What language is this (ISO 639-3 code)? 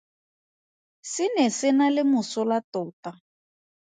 tsn